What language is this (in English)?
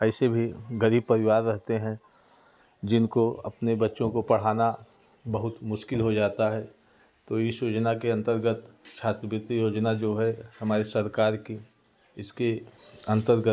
Hindi